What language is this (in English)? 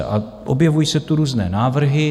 Czech